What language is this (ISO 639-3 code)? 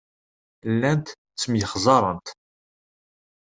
kab